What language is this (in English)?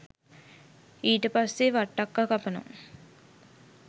Sinhala